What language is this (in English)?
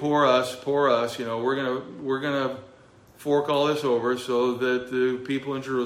English